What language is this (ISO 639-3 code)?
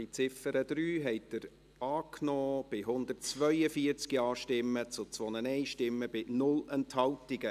gsw